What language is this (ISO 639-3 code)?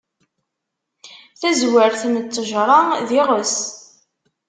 kab